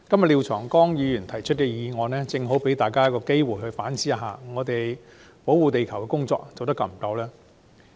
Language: Cantonese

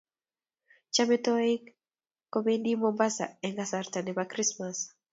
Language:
Kalenjin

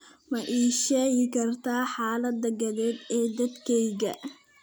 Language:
Somali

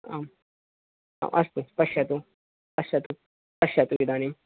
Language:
Sanskrit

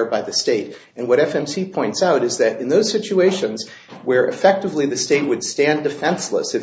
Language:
English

